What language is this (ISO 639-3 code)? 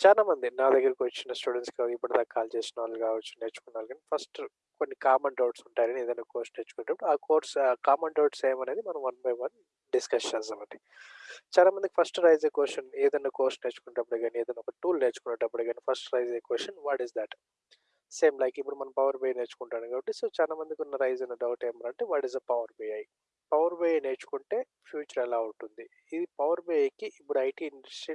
tel